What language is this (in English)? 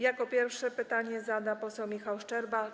Polish